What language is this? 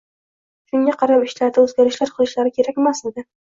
Uzbek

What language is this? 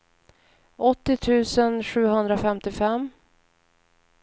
Swedish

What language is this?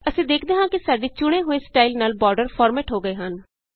Punjabi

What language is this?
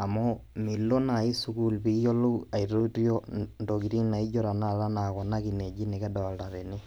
Masai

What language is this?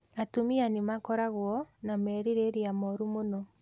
Kikuyu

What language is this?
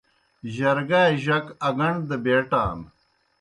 Kohistani Shina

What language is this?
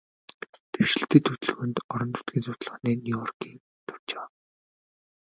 Mongolian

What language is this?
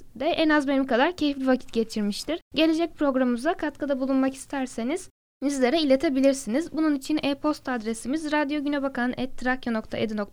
Turkish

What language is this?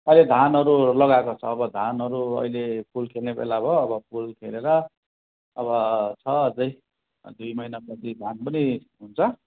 Nepali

